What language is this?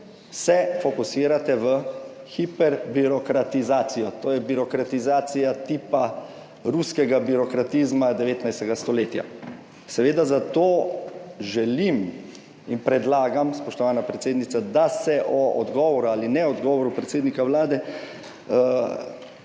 Slovenian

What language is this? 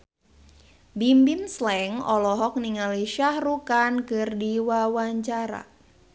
Sundanese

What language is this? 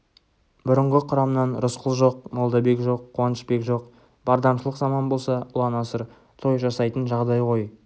Kazakh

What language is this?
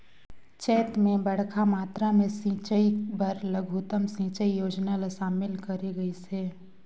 Chhattisgarhi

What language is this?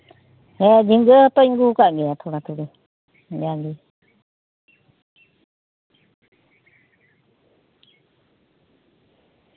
Santali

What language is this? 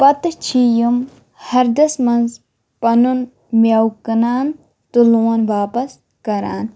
Kashmiri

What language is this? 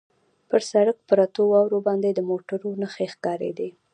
Pashto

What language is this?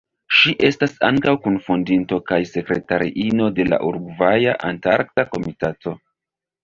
Esperanto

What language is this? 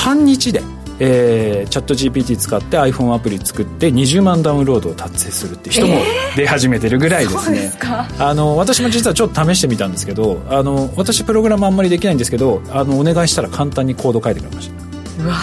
Japanese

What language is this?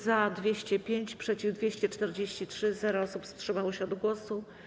Polish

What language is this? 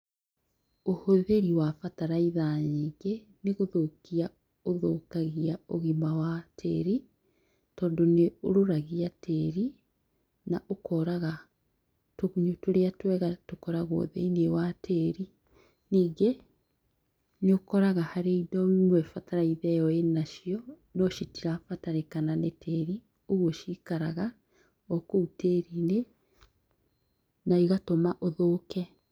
Kikuyu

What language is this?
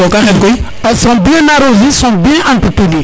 Serer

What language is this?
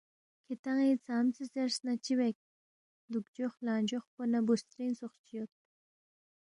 Balti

